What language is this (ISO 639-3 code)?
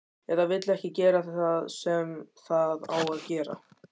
isl